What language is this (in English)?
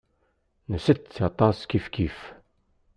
Kabyle